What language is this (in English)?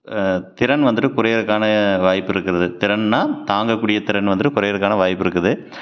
Tamil